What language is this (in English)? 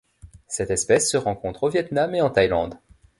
French